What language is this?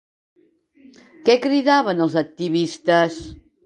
Catalan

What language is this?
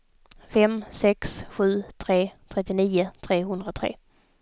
Swedish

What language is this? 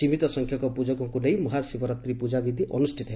Odia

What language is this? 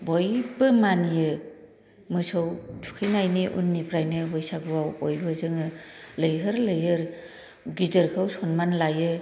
Bodo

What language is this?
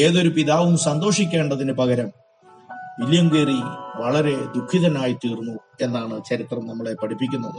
Malayalam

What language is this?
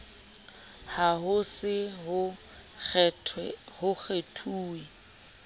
Southern Sotho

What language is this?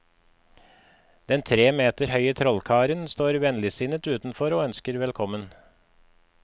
Norwegian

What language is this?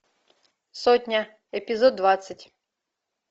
Russian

